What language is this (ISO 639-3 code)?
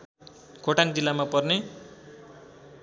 nep